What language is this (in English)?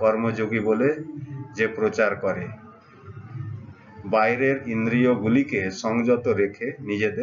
Hindi